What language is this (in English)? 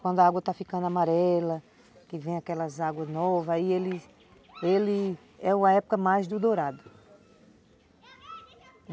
Portuguese